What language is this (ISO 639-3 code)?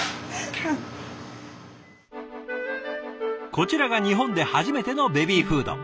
jpn